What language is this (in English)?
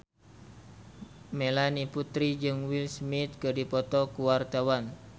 Sundanese